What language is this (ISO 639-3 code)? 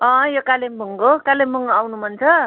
nep